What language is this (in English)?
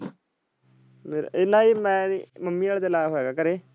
Punjabi